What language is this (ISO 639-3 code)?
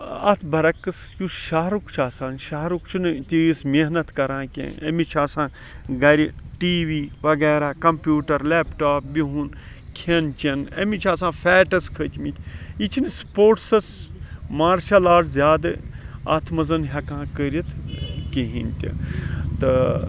kas